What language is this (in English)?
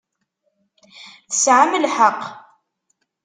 Kabyle